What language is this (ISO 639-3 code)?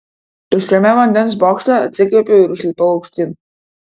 lit